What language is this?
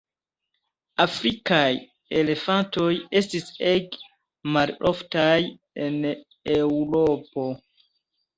Esperanto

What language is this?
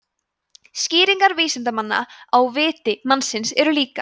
Icelandic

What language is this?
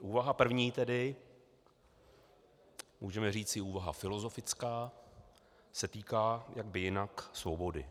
Czech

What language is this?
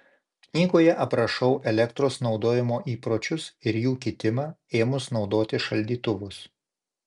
Lithuanian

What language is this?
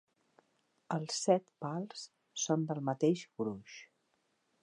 Catalan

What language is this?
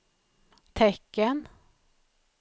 Swedish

